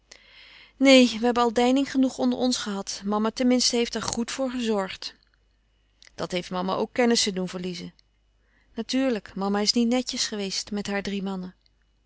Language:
Dutch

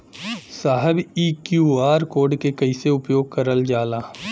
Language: Bhojpuri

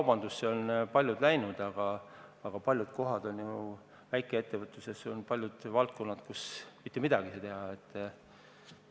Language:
Estonian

